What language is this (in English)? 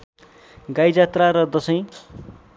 Nepali